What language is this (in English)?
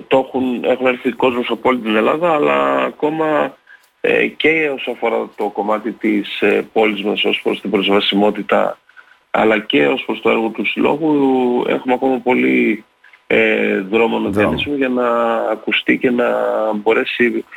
Greek